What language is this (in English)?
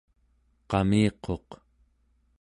Central Yupik